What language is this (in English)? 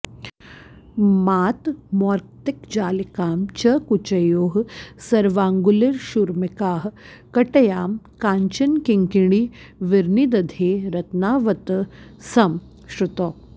Sanskrit